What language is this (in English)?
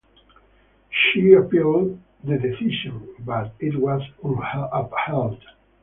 English